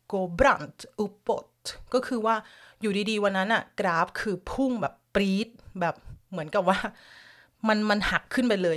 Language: Thai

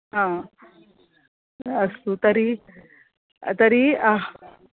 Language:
Sanskrit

